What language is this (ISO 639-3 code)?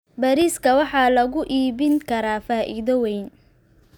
som